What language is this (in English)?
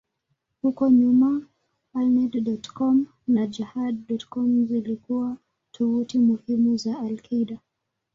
Swahili